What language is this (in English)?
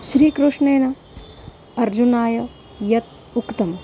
Sanskrit